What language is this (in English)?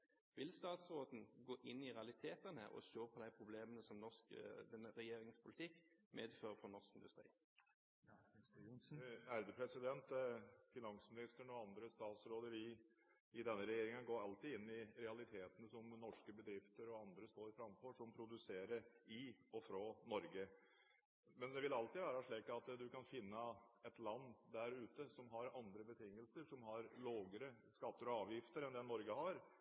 Norwegian Bokmål